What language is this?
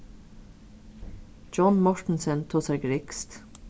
Faroese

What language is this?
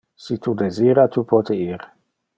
Interlingua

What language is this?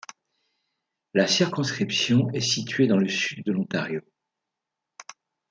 French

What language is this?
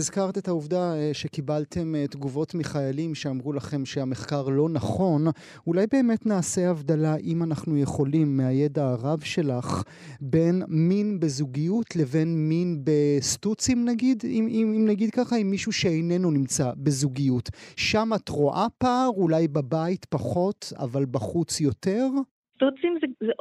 Hebrew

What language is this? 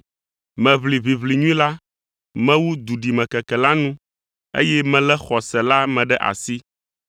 Ewe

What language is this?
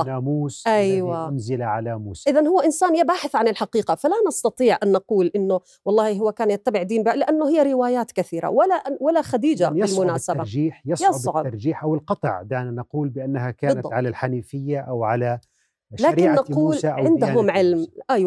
Arabic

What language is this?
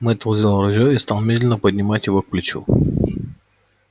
Russian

